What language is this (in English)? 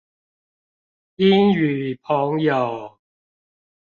Chinese